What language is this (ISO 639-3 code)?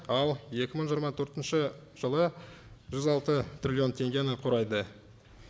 kaz